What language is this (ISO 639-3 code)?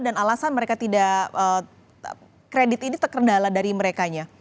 ind